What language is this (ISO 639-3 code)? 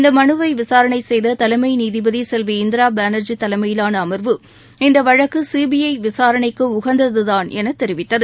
tam